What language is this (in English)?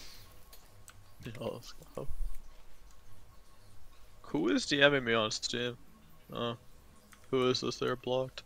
English